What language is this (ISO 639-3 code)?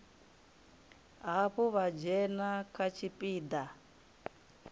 ven